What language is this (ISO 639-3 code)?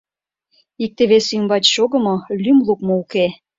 chm